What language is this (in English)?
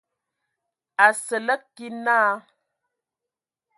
Ewondo